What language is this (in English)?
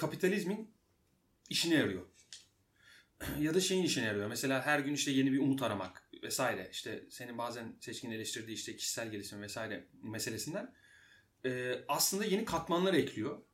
Turkish